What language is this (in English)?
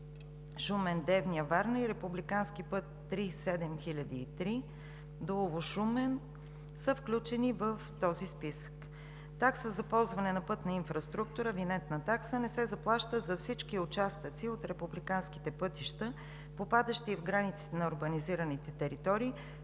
Bulgarian